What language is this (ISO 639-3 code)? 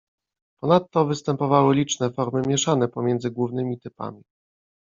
pol